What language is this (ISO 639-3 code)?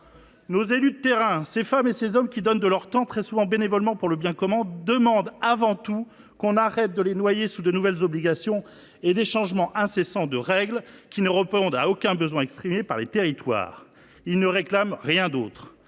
fra